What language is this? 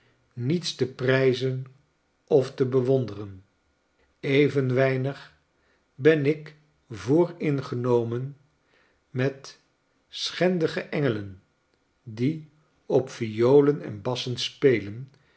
Dutch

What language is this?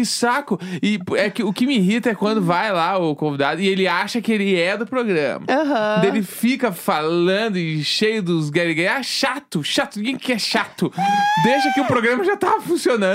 Portuguese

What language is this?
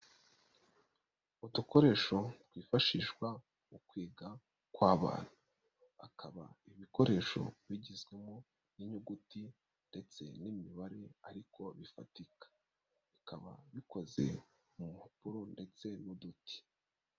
Kinyarwanda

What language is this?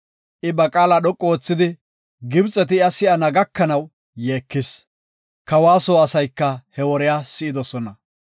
Gofa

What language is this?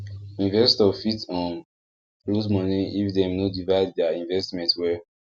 Nigerian Pidgin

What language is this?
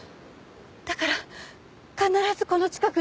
Japanese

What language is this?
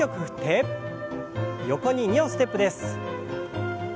Japanese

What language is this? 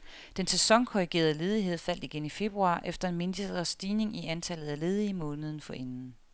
Danish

